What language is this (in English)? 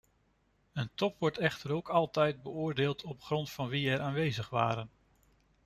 Dutch